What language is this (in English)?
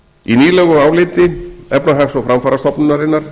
Icelandic